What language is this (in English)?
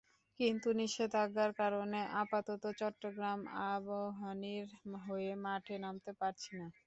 Bangla